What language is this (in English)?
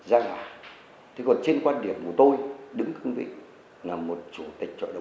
Vietnamese